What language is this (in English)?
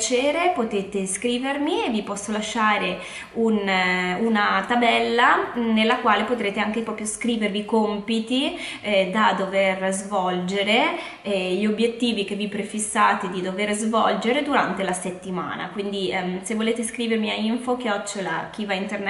Italian